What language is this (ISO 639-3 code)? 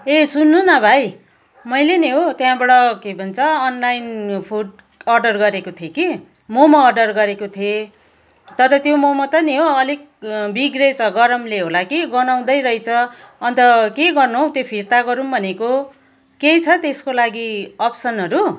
nep